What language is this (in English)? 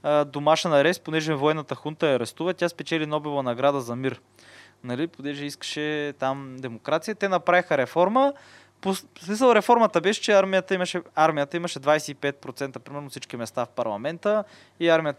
Bulgarian